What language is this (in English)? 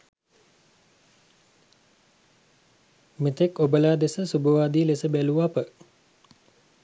Sinhala